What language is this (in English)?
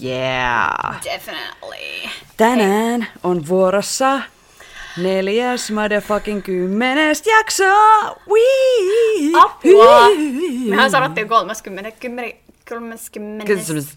Finnish